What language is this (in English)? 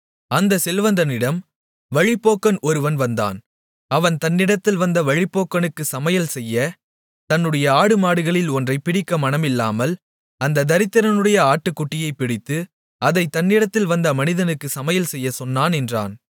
Tamil